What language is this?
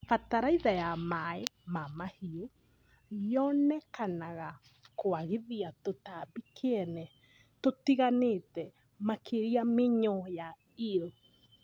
Kikuyu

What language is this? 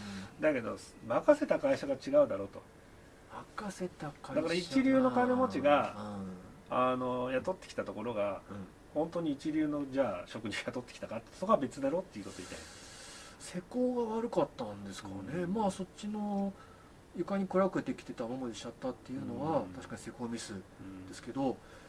Japanese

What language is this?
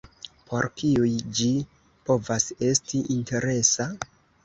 Esperanto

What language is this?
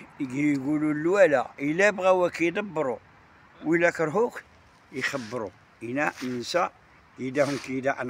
Arabic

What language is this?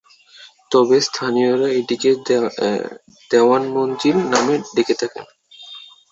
Bangla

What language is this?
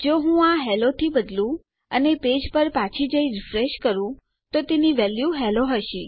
Gujarati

